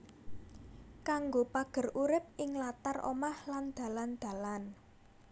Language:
Javanese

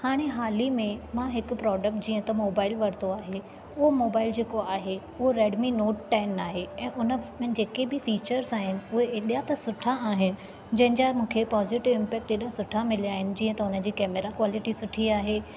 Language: Sindhi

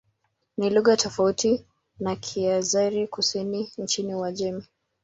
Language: Swahili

